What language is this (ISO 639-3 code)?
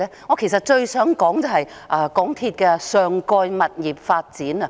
yue